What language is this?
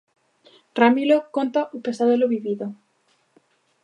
Galician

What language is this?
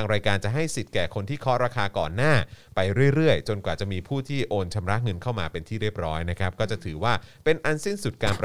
Thai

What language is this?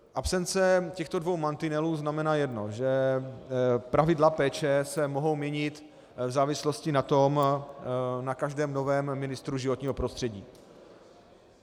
Czech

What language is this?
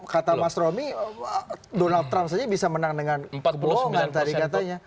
Indonesian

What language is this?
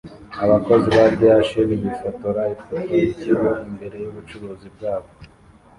Kinyarwanda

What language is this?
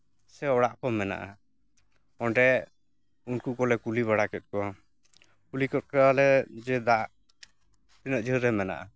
Santali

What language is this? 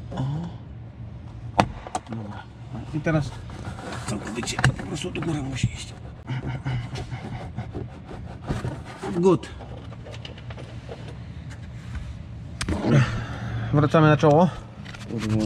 Polish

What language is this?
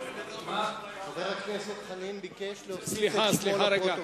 Hebrew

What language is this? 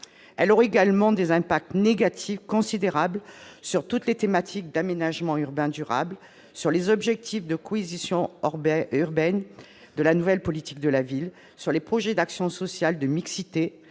French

